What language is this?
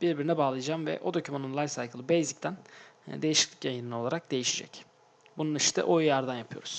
Turkish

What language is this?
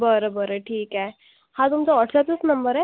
Marathi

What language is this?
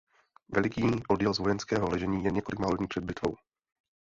Czech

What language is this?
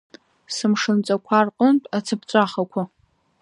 Abkhazian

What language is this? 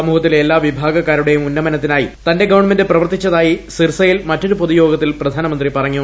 Malayalam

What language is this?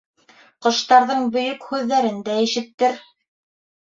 Bashkir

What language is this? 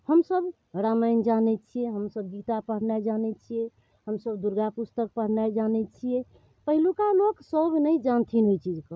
Maithili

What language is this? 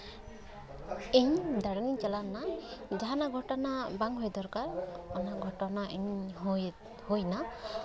Santali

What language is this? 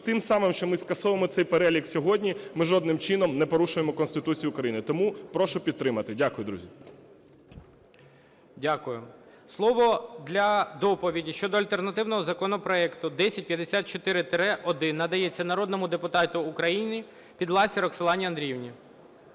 Ukrainian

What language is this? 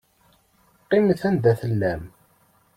Kabyle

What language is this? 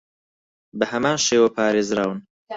Central Kurdish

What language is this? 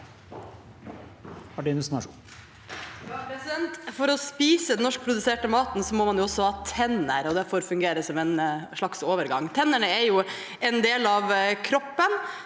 Norwegian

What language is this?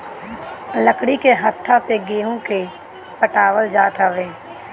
Bhojpuri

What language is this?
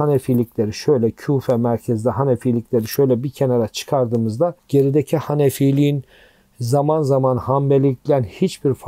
Turkish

